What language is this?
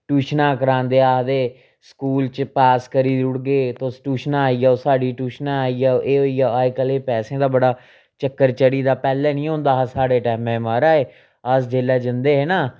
Dogri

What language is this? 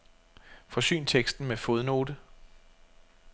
Danish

